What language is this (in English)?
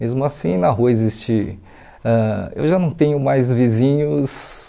Portuguese